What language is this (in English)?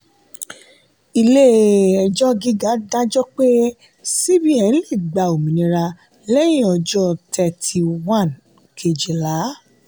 Yoruba